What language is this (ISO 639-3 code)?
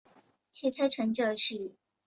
zho